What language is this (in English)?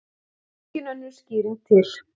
Icelandic